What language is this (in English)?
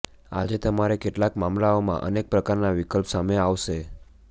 Gujarati